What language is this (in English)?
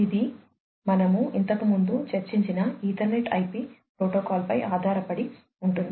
Telugu